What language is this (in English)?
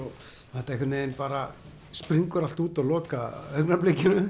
Icelandic